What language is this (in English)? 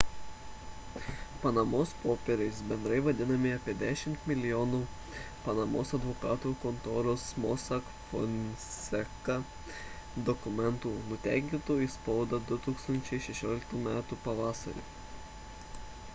Lithuanian